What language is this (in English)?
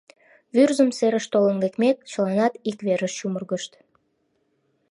Mari